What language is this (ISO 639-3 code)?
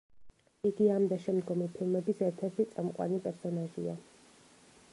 kat